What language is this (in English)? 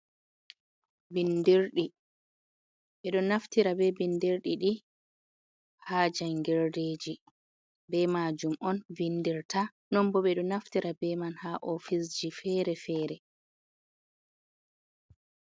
Fula